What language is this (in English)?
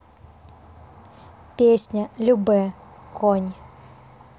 Russian